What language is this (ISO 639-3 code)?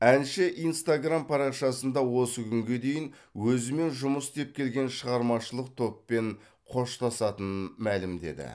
kaz